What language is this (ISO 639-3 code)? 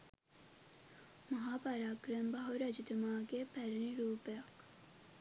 sin